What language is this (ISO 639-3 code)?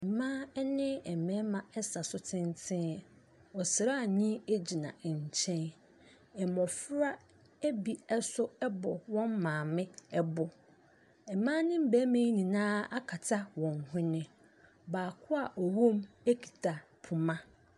aka